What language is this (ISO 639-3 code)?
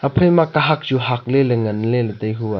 nnp